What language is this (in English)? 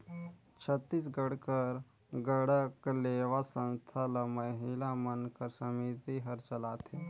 Chhattisgarhi